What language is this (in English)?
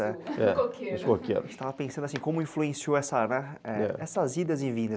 Portuguese